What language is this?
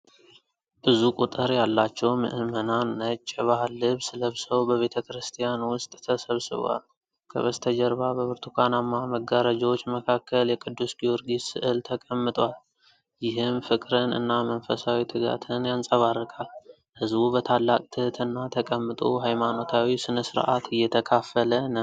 Amharic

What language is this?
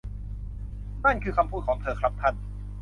Thai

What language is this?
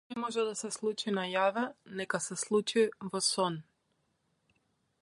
Macedonian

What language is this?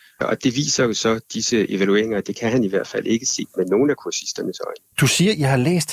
Danish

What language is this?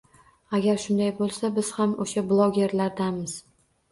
Uzbek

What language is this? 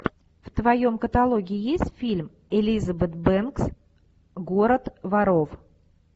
Russian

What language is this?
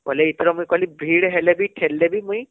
Odia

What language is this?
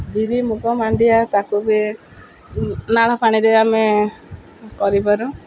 Odia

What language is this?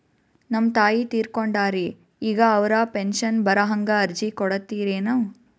Kannada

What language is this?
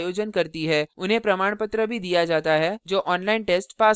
Hindi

